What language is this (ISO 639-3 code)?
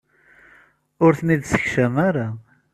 kab